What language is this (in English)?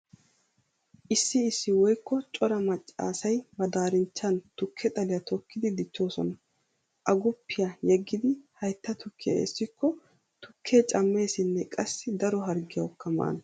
Wolaytta